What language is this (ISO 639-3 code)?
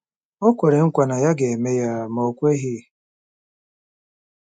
ibo